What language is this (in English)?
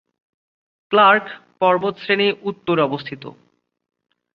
Bangla